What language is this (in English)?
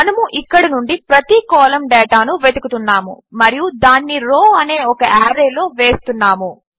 Telugu